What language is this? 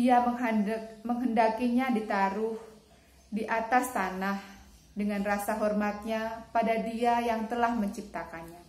Indonesian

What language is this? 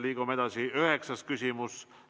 Estonian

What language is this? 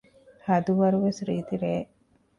Divehi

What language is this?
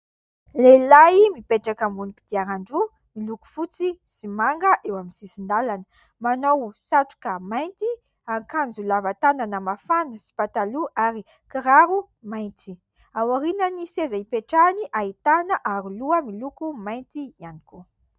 Malagasy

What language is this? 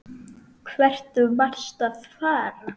Icelandic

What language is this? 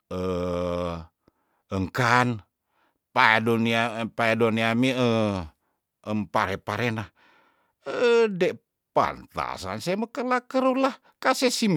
Tondano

